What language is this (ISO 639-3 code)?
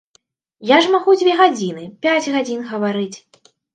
bel